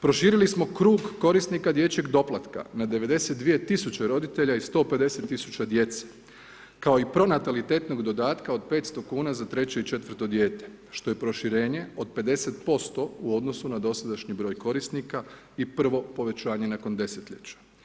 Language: Croatian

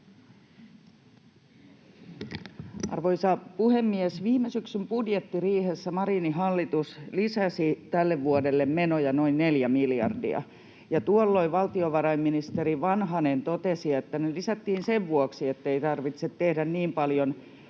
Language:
Finnish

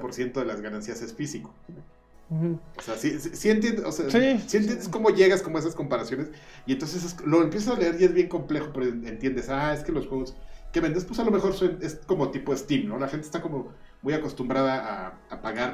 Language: Spanish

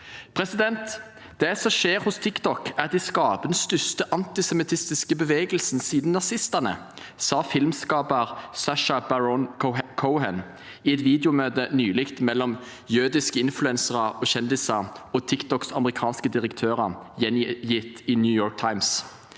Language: Norwegian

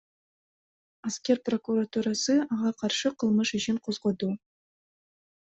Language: Kyrgyz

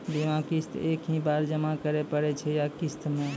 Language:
Maithili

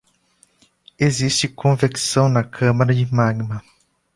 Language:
Portuguese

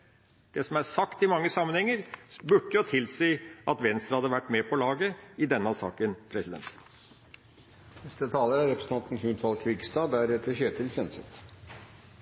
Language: Norwegian Bokmål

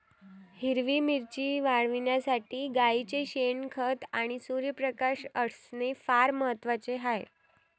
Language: Marathi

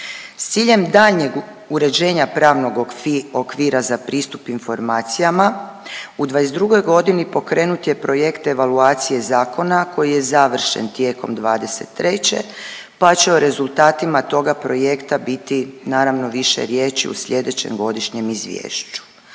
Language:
Croatian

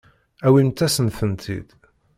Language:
Kabyle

